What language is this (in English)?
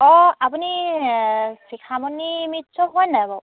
Assamese